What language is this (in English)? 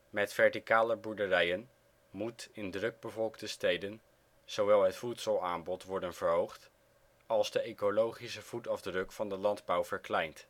Dutch